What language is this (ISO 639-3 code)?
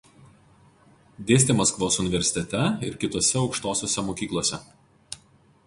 lit